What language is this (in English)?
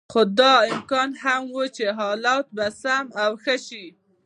Pashto